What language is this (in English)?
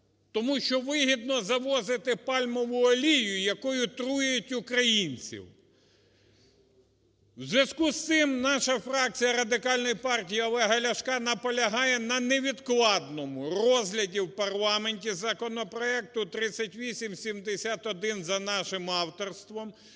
Ukrainian